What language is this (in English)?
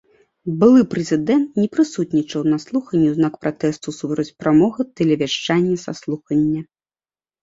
Belarusian